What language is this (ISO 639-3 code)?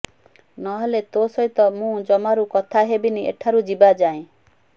ori